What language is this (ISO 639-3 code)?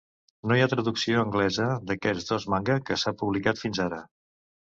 cat